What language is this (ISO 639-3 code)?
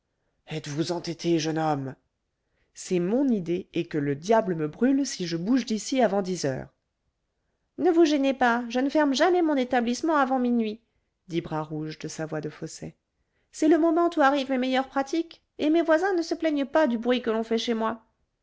fra